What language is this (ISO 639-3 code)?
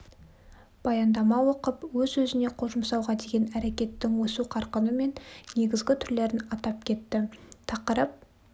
kaz